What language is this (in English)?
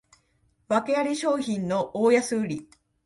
Japanese